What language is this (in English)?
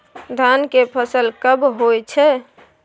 Maithili